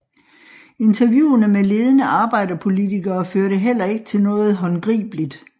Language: Danish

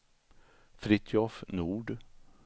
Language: Swedish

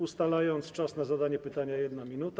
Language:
Polish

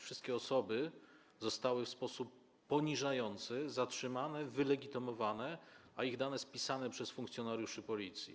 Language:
Polish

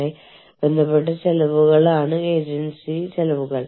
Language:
Malayalam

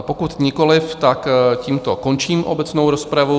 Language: Czech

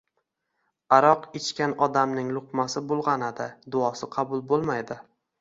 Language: Uzbek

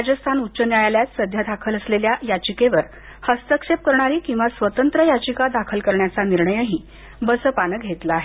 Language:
Marathi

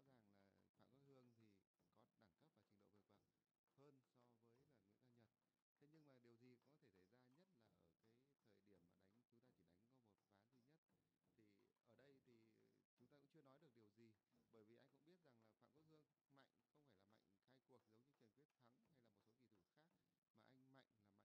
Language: Vietnamese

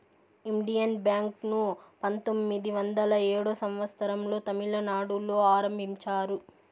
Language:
Telugu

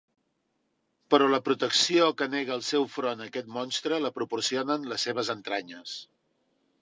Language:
Catalan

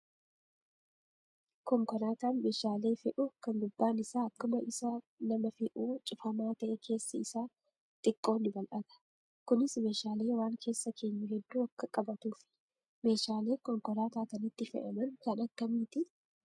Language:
Oromo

